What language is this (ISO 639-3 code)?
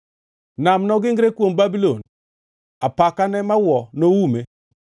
luo